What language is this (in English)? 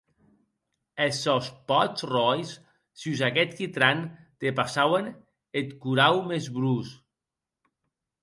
Occitan